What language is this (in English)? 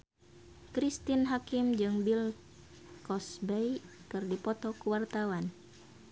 Sundanese